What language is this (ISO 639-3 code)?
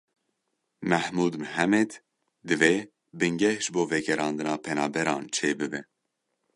kur